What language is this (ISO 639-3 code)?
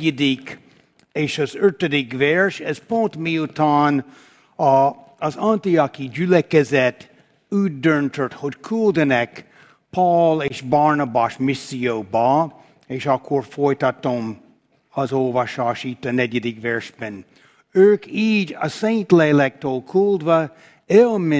hun